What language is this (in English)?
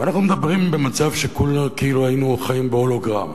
Hebrew